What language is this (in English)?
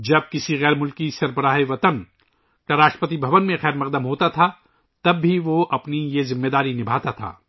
Urdu